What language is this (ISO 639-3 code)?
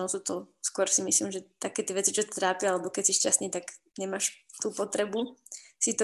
slk